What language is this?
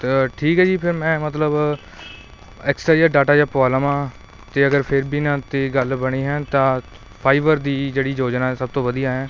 Punjabi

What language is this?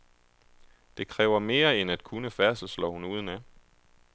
Danish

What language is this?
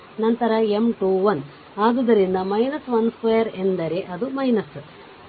Kannada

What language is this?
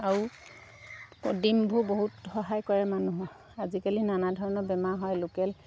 Assamese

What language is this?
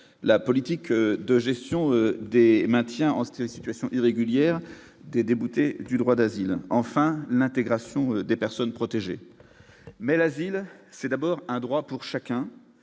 French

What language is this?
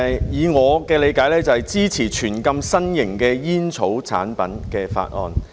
Cantonese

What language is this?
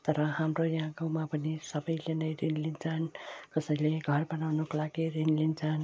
Nepali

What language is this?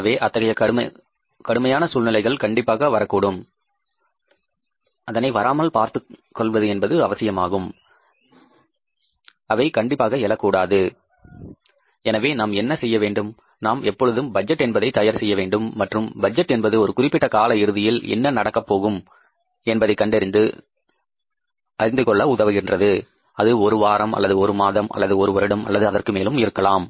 Tamil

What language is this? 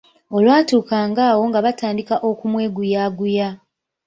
Ganda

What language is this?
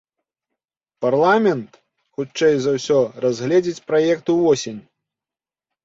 Belarusian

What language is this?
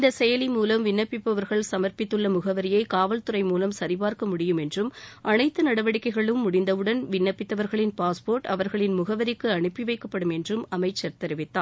Tamil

